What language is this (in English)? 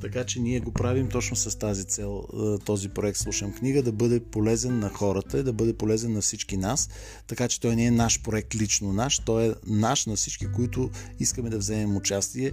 Bulgarian